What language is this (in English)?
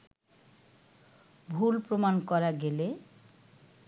Bangla